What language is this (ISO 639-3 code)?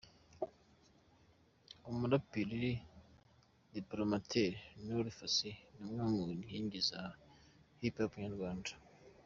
kin